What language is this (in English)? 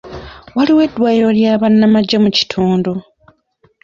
Ganda